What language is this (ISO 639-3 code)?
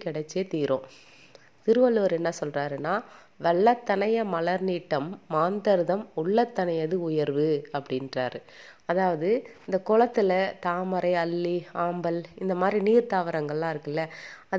tam